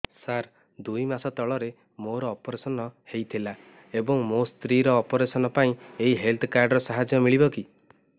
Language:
Odia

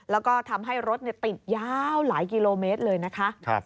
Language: Thai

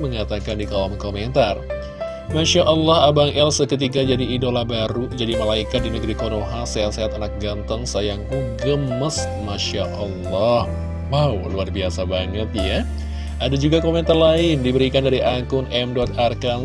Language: Indonesian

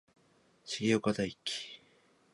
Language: Japanese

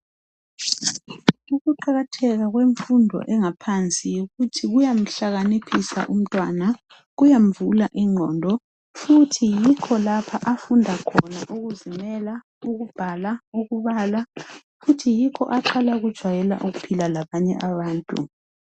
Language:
North Ndebele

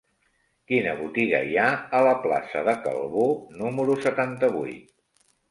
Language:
Catalan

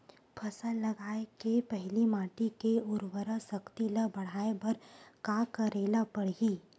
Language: Chhattisgarhi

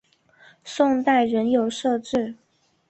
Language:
Chinese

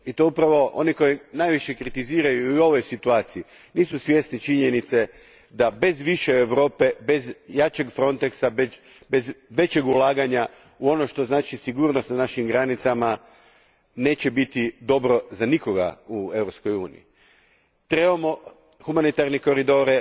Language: Croatian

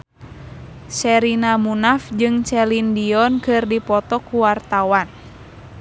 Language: Sundanese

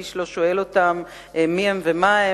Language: Hebrew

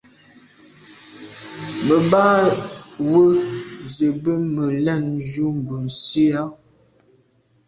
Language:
Medumba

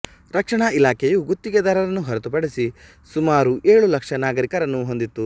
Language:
Kannada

